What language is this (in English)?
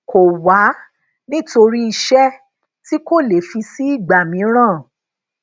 Yoruba